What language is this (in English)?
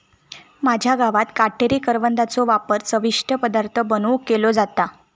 Marathi